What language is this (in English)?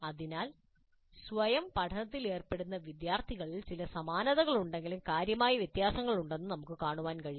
Malayalam